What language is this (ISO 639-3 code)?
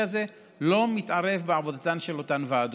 heb